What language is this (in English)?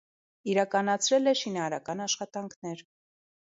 Armenian